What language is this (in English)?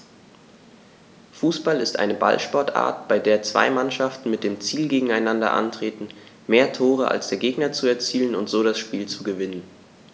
German